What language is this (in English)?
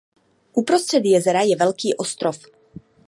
Czech